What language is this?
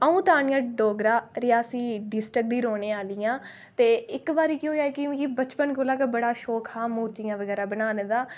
Dogri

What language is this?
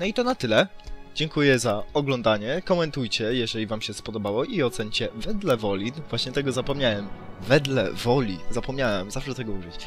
Polish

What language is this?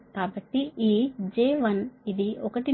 Telugu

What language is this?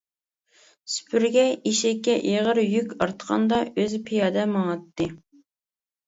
Uyghur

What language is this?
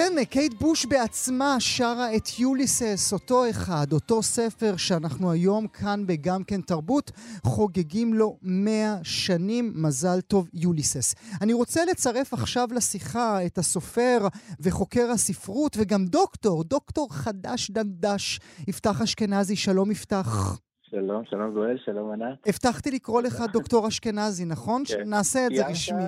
Hebrew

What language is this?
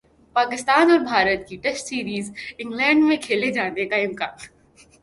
Urdu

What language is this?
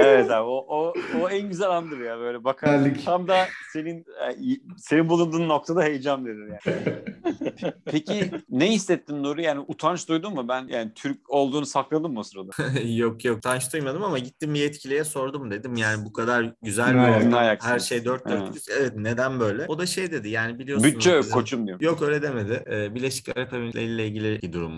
Turkish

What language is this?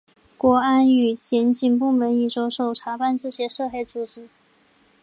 Chinese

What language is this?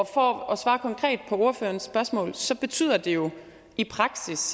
Danish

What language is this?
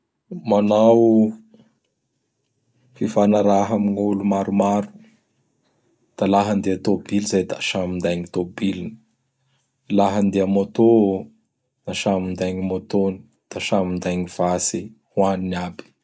Bara Malagasy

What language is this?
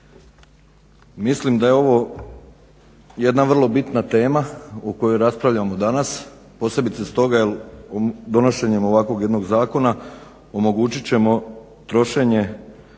Croatian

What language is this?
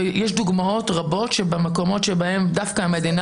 Hebrew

